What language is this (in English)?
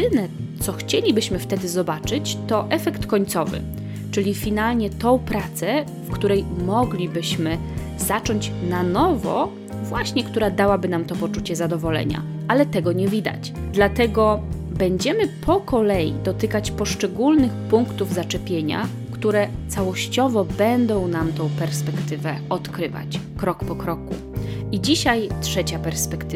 Polish